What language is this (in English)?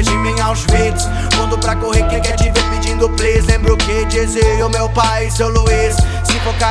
Portuguese